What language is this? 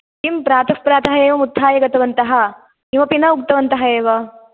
Sanskrit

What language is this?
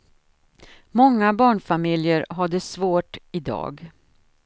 Swedish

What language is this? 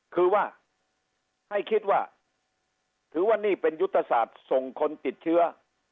Thai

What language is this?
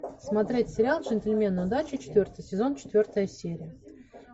Russian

